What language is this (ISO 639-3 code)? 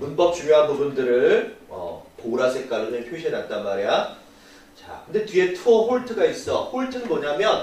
kor